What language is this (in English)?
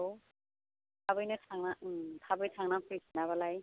Bodo